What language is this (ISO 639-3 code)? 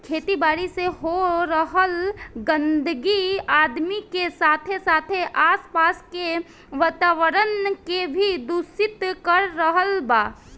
bho